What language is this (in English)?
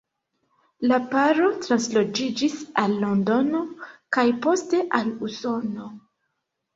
Esperanto